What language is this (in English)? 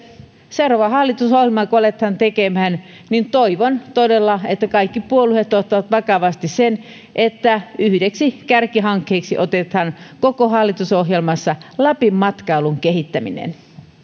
Finnish